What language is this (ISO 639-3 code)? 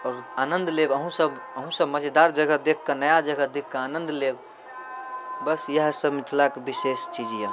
mai